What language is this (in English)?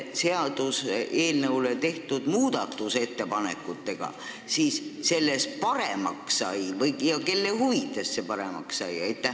Estonian